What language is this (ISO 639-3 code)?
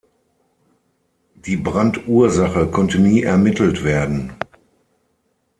deu